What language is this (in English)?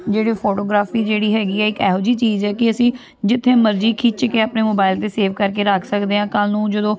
Punjabi